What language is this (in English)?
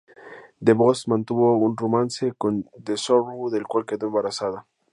Spanish